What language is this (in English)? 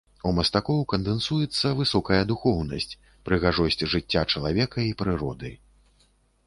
Belarusian